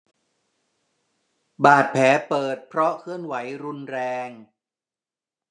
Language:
Thai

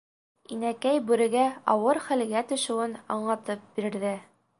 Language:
Bashkir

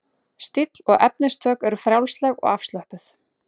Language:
Icelandic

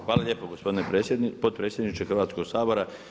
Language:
Croatian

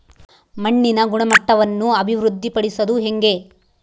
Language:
Kannada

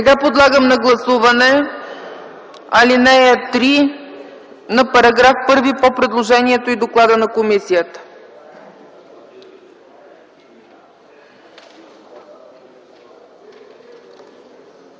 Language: Bulgarian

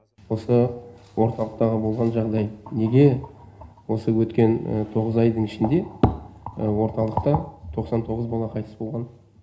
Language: Kazakh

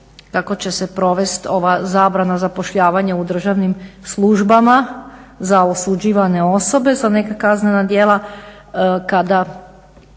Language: Croatian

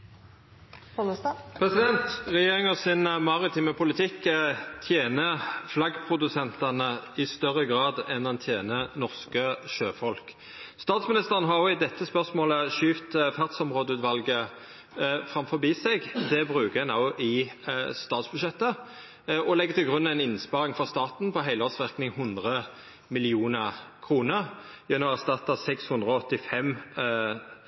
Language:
Norwegian Nynorsk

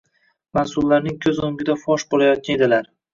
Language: Uzbek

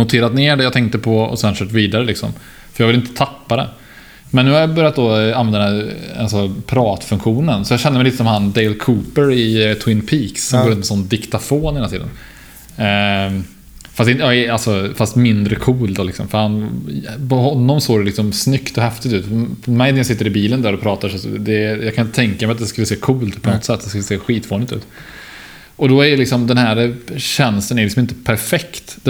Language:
Swedish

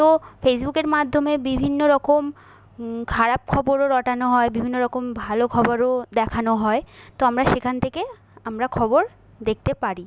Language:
Bangla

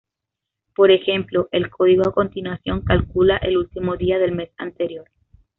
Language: Spanish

